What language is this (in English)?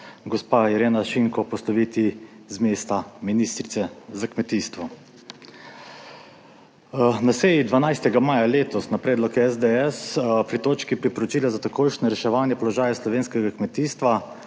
Slovenian